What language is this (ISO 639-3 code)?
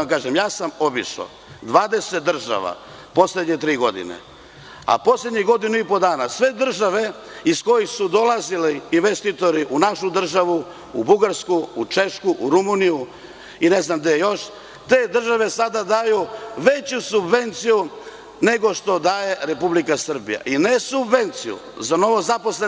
srp